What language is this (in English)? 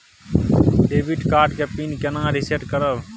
Maithili